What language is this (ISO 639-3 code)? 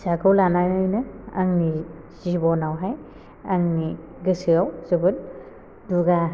brx